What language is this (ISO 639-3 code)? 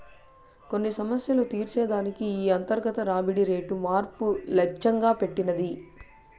tel